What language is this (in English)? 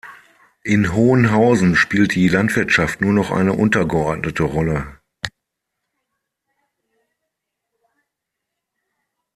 German